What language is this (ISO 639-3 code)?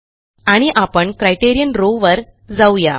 mar